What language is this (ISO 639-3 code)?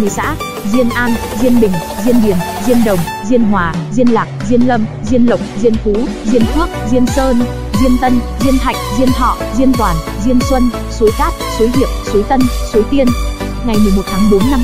vie